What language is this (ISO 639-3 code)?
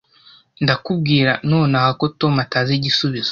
kin